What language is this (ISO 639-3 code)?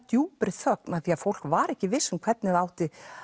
isl